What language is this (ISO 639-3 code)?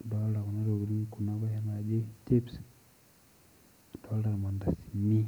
mas